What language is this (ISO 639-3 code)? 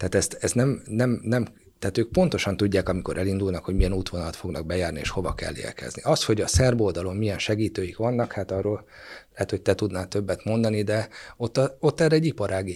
hun